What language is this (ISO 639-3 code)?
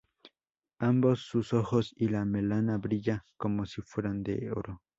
spa